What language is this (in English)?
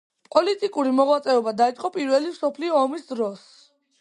Georgian